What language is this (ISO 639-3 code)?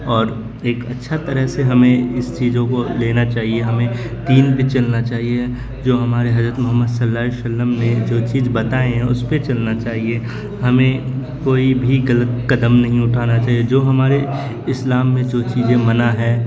urd